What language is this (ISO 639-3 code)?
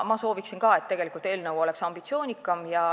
est